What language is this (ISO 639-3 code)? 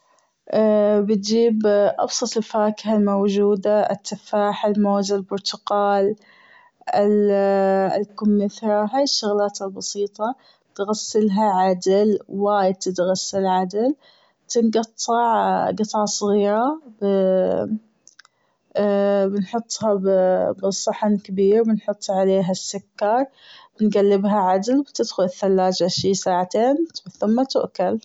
afb